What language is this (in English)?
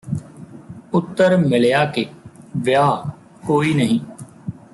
Punjabi